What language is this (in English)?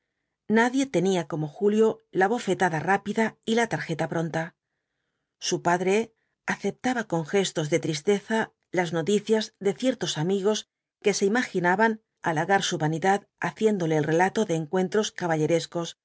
Spanish